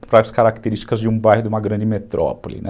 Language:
Portuguese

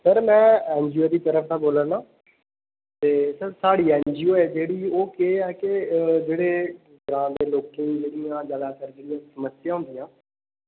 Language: Dogri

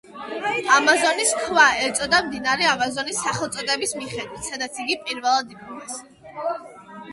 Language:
Georgian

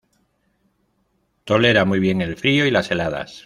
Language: Spanish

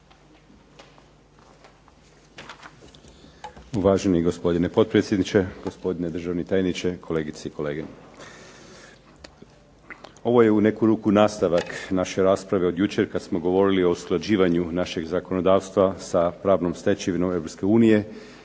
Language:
Croatian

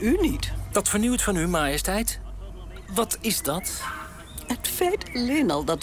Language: Dutch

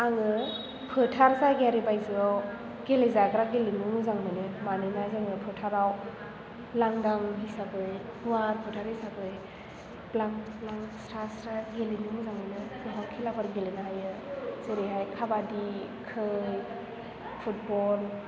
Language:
Bodo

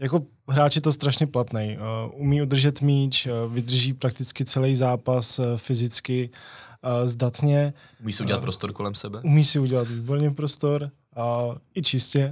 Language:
Czech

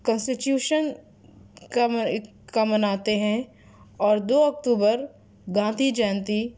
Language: Urdu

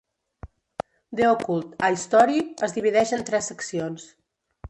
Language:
Catalan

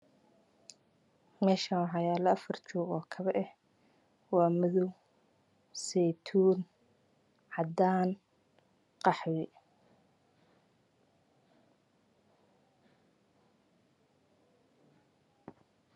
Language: Somali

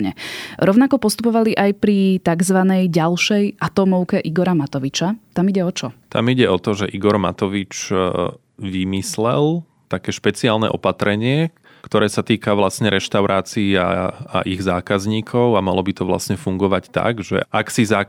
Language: Slovak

